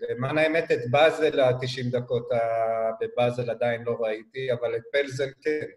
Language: Hebrew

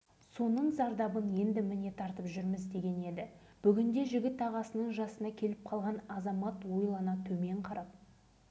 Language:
Kazakh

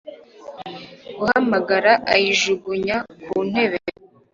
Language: Kinyarwanda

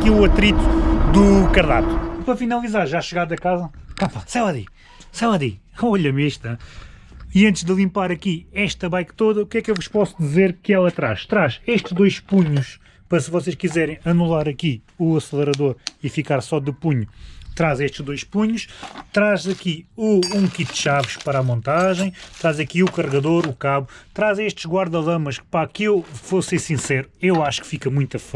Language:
Portuguese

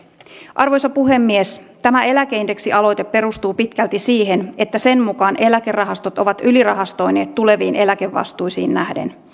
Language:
Finnish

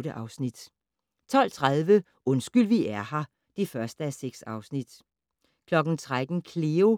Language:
Danish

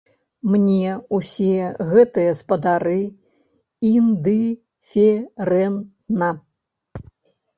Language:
Belarusian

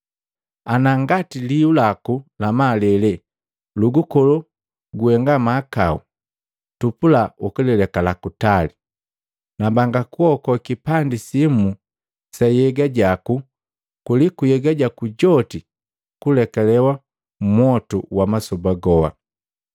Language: Matengo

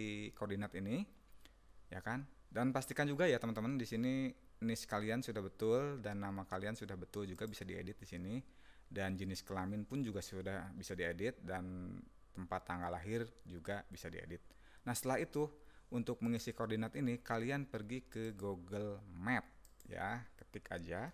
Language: Indonesian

